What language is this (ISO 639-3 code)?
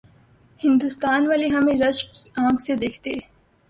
urd